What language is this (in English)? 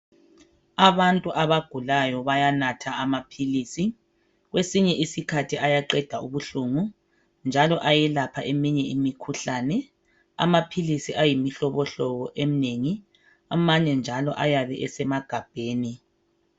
North Ndebele